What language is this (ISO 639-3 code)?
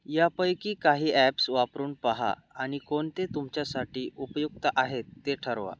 mar